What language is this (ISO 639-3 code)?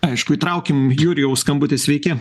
lit